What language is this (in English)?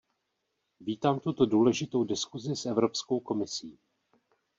Czech